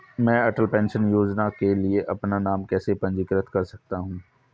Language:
Hindi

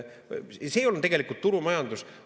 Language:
Estonian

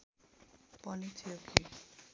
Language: Nepali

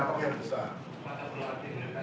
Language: Indonesian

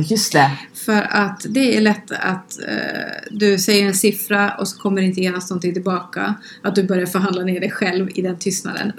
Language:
Swedish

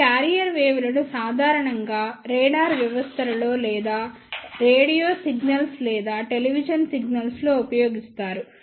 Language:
Telugu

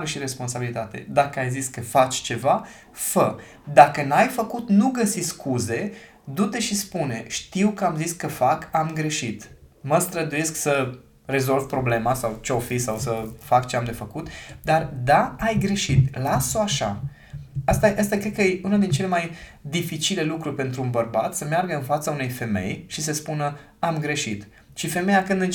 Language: Romanian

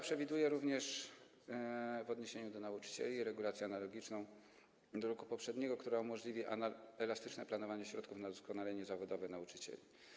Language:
Polish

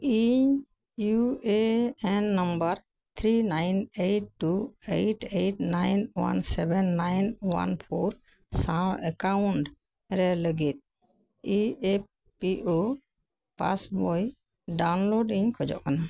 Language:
Santali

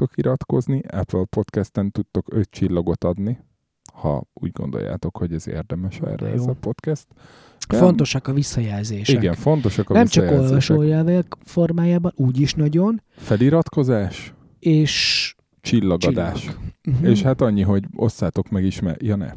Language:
Hungarian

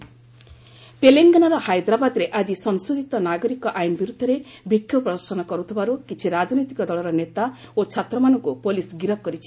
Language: Odia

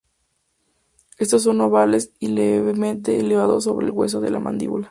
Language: Spanish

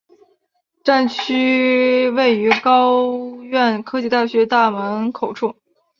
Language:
Chinese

